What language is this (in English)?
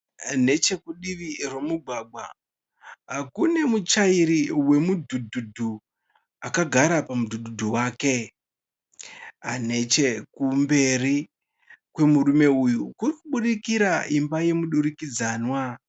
Shona